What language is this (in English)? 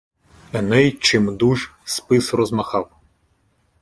Ukrainian